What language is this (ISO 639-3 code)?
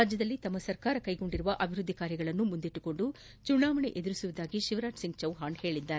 kan